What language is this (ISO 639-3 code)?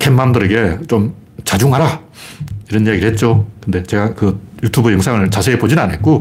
kor